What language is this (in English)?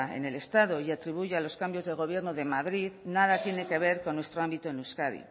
Spanish